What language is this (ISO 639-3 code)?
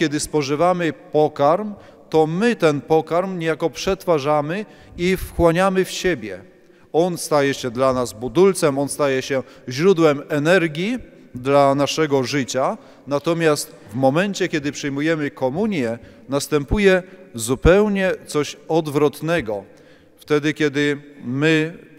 pol